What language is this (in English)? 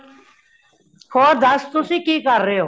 Punjabi